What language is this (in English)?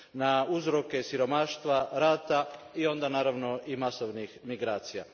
Croatian